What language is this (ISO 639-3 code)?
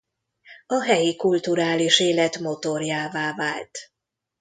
hun